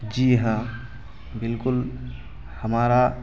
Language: Urdu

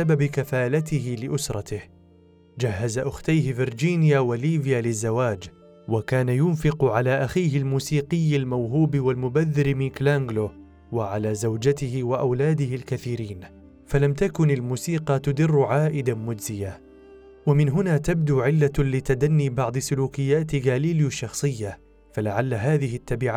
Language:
Arabic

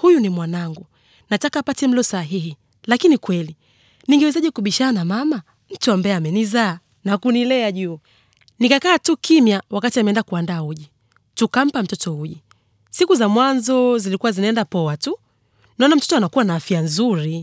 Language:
Swahili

